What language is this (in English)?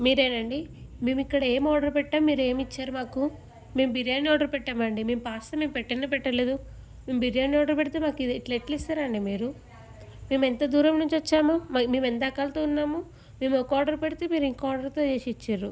Telugu